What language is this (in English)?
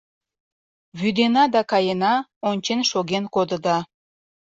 Mari